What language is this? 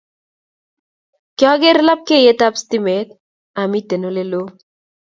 Kalenjin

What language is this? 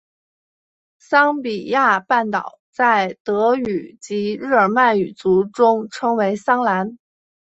Chinese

